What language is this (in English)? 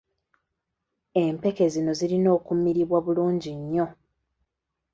Ganda